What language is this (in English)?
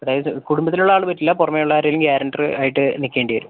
Malayalam